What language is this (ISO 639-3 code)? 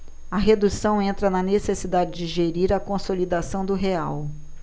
por